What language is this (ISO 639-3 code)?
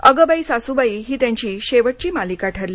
mar